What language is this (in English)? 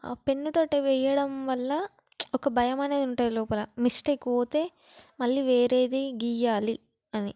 Telugu